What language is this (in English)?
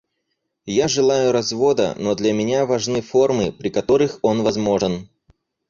Russian